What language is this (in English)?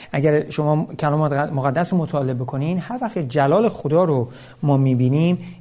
Persian